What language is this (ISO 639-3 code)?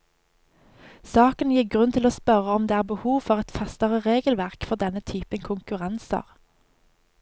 nor